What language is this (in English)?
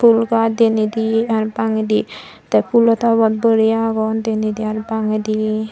Chakma